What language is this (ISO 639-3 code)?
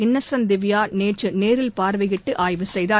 tam